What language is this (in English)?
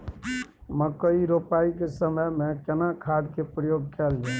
Maithili